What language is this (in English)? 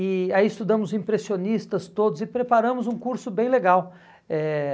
Portuguese